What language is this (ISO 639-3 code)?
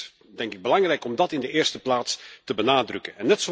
nld